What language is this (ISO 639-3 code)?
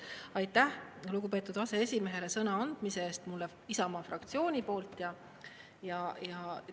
est